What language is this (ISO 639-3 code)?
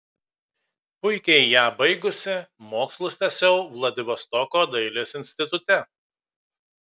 lit